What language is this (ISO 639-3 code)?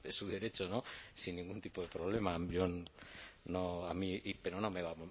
spa